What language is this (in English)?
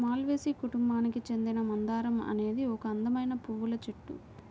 Telugu